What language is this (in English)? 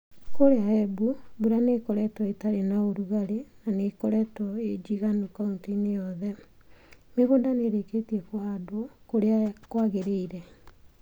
Kikuyu